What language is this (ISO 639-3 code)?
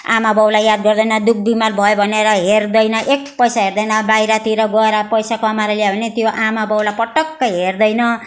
nep